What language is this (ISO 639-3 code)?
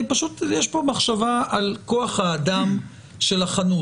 heb